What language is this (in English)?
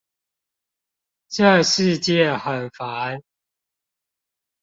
Chinese